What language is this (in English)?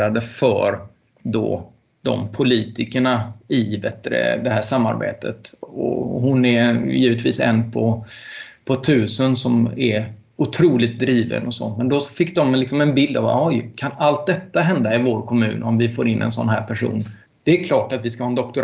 Swedish